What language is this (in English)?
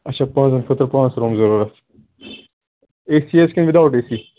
Kashmiri